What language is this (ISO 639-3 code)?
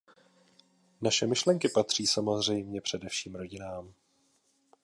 ces